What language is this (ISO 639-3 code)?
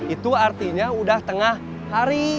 ind